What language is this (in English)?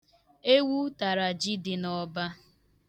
Igbo